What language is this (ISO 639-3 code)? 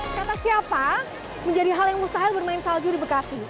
ind